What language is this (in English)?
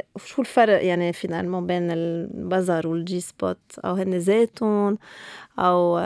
Arabic